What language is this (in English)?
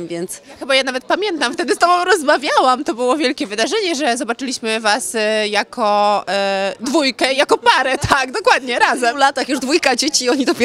Polish